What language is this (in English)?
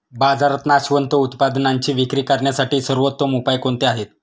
Marathi